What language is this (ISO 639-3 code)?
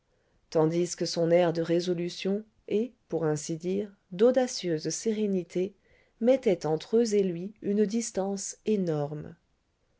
fra